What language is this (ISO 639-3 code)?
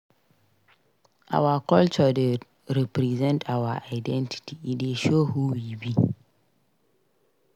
pcm